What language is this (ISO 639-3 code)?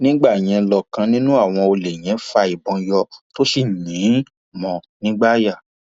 yor